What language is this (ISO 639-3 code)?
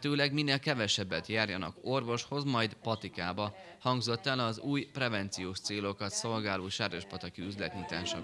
hun